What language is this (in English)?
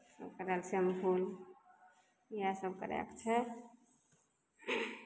Maithili